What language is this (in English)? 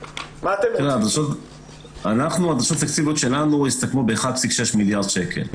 Hebrew